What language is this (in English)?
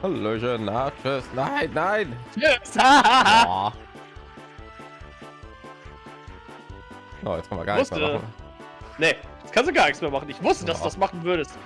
German